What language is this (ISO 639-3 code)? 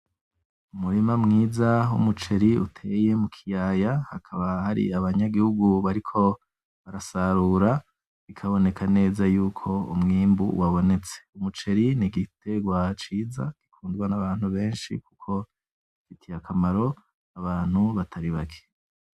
run